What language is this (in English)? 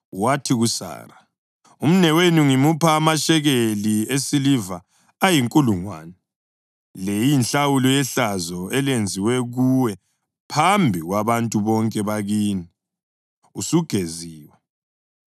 North Ndebele